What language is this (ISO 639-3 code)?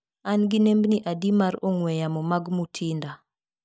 luo